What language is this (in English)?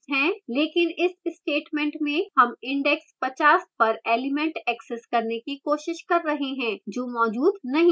Hindi